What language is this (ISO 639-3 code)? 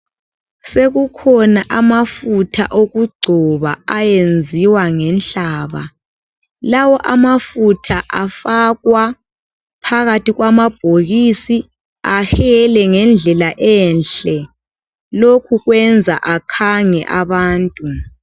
nde